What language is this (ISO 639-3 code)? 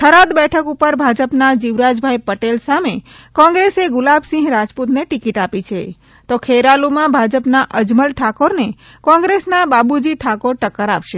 guj